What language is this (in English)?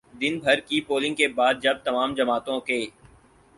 Urdu